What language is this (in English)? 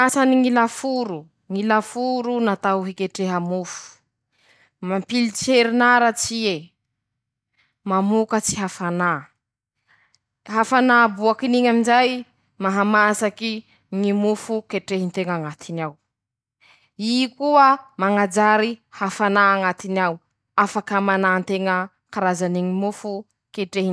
Masikoro Malagasy